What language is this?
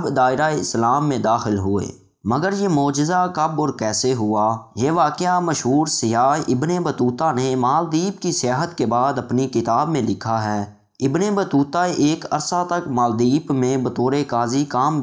Urdu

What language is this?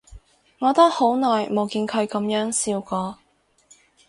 Cantonese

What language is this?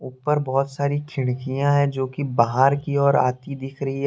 Hindi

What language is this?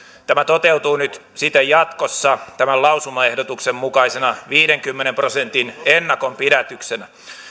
Finnish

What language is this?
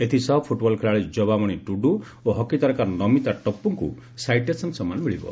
Odia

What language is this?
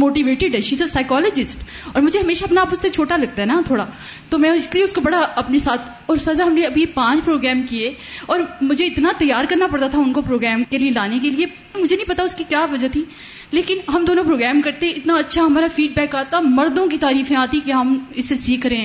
Urdu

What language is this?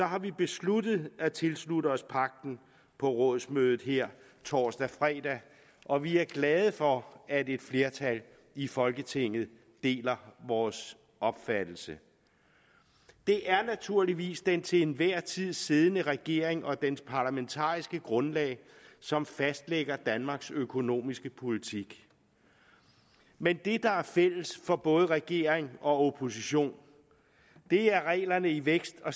Danish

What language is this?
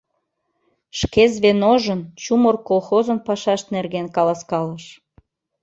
Mari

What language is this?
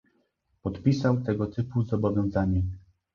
Polish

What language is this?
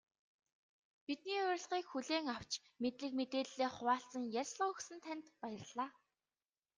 Mongolian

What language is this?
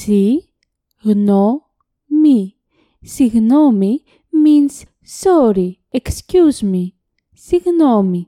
Greek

